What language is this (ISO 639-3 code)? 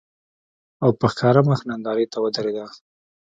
pus